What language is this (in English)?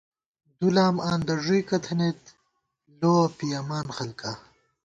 Gawar-Bati